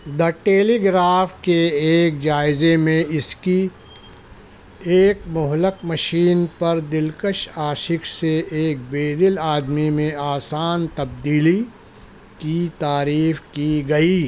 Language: Urdu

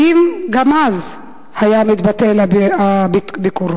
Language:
Hebrew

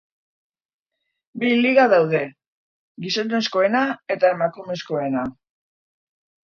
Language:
Basque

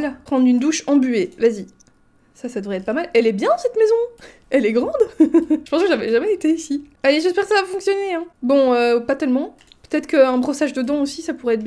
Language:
French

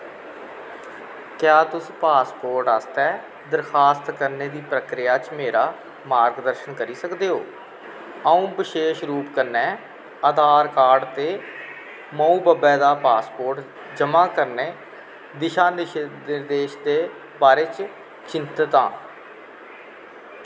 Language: Dogri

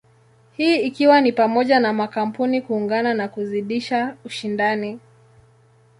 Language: Swahili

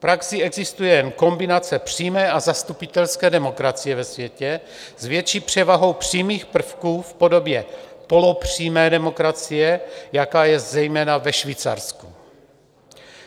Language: Czech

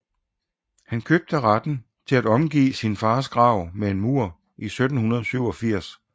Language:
Danish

